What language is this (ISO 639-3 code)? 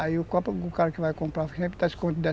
por